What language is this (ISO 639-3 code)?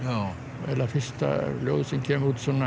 isl